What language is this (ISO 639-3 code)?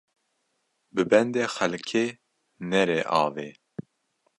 kur